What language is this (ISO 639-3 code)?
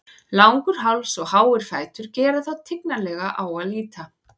isl